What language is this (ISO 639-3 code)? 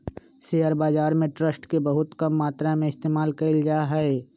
mag